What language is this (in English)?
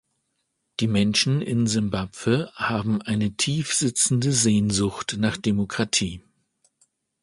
German